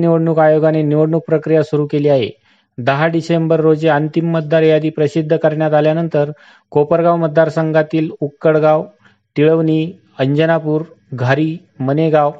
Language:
Marathi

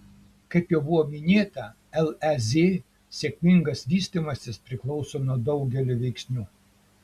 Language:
Lithuanian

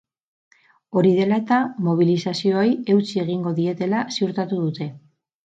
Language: Basque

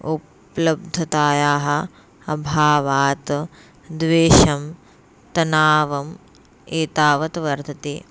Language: Sanskrit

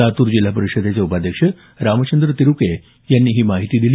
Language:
Marathi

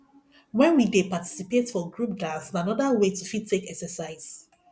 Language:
Nigerian Pidgin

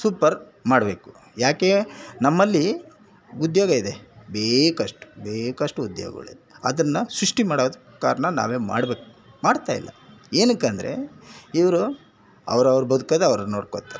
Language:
Kannada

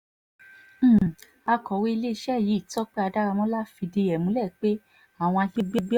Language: Yoruba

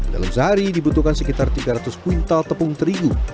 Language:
Indonesian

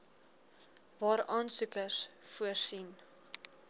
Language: Afrikaans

